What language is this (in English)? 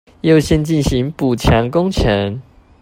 Chinese